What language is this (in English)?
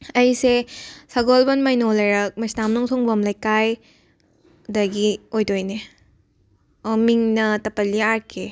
Manipuri